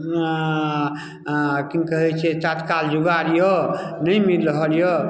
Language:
Maithili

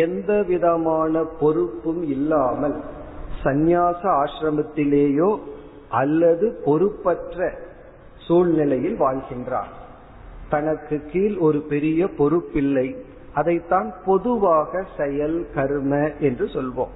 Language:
Tamil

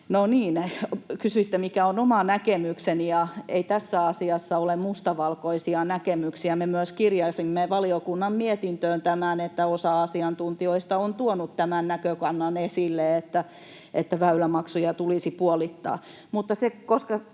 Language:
Finnish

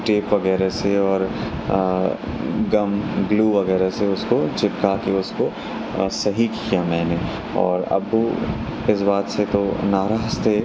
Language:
Urdu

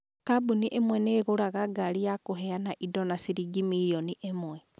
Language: Kikuyu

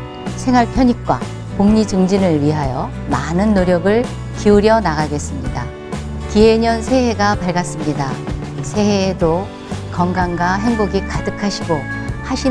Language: Korean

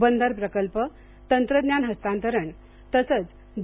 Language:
Marathi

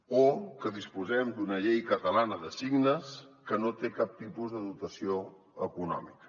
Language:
Catalan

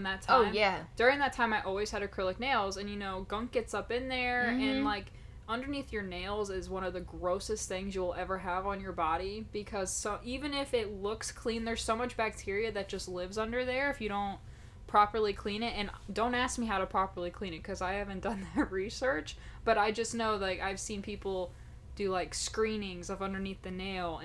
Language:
English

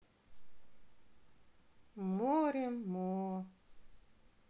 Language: Russian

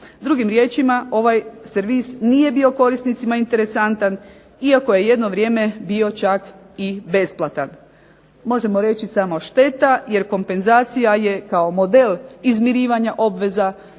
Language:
Croatian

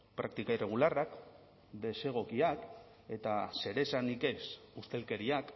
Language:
Basque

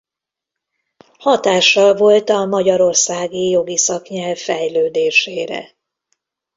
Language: Hungarian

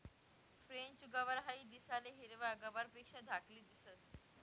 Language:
Marathi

